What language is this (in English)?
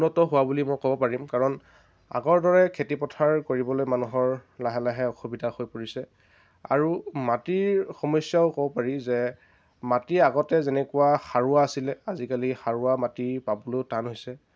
Assamese